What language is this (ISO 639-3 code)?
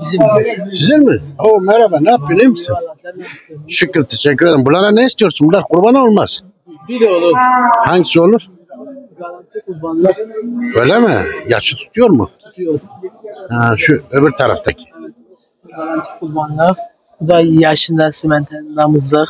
tur